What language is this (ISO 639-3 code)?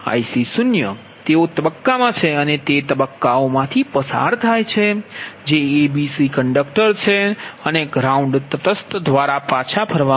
guj